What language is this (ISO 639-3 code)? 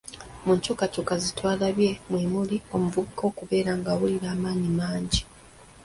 lug